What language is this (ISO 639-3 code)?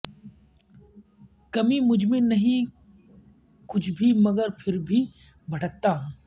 urd